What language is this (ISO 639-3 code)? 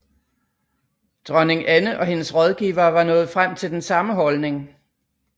dan